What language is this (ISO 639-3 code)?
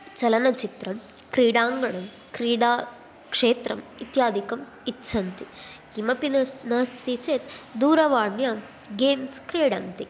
san